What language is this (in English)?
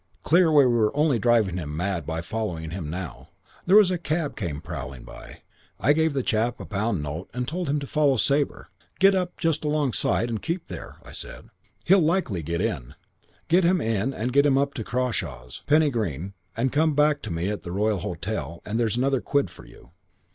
English